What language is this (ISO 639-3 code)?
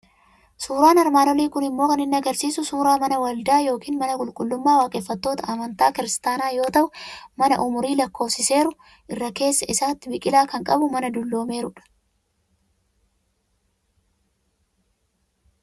orm